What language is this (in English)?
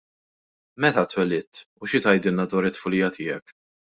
Maltese